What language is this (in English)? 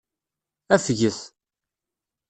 Kabyle